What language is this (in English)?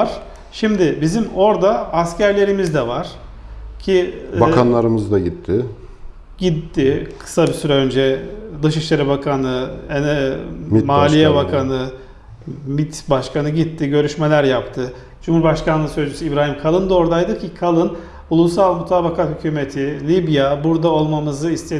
Turkish